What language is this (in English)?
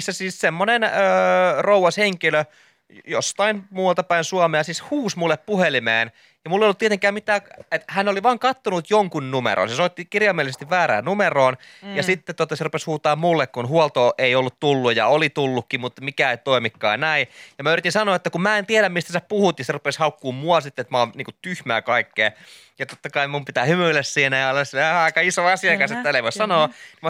Finnish